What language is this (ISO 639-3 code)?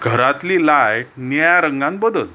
kok